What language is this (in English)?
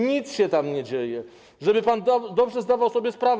Polish